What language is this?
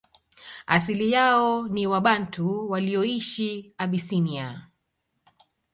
Swahili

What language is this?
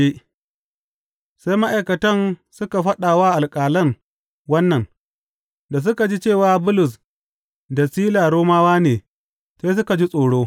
Hausa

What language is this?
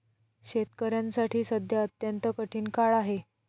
Marathi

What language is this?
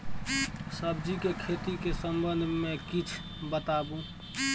Maithili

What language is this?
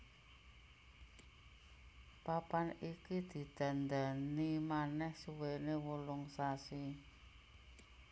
Javanese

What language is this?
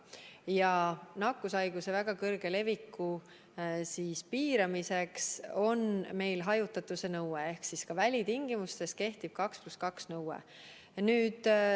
Estonian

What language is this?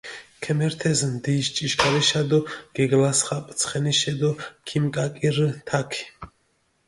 Mingrelian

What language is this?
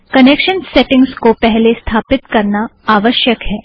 Hindi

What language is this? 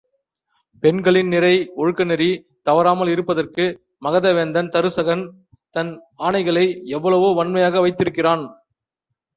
Tamil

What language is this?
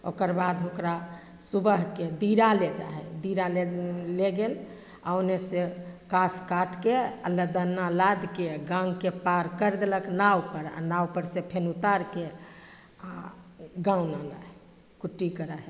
Maithili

